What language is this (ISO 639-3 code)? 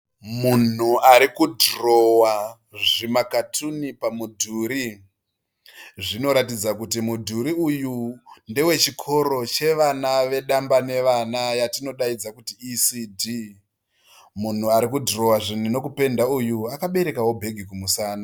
sna